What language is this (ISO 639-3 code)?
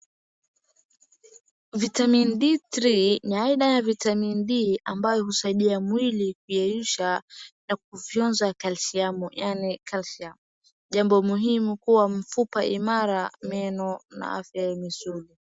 swa